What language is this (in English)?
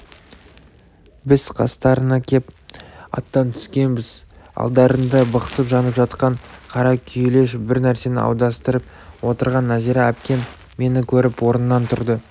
Kazakh